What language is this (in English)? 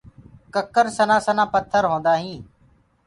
Gurgula